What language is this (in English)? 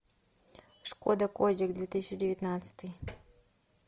Russian